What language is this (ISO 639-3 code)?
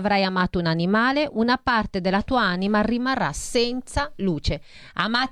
ita